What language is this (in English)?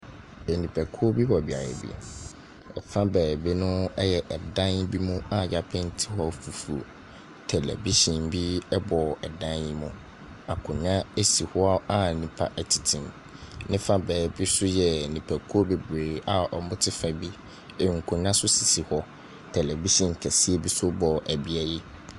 Akan